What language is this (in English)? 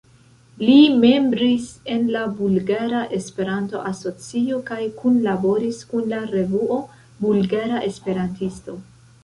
Esperanto